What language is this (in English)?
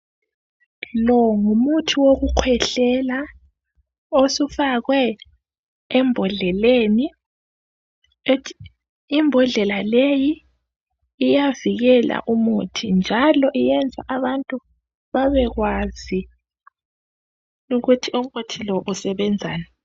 North Ndebele